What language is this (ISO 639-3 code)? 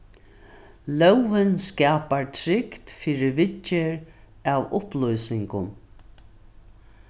fao